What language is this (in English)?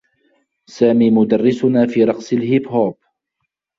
Arabic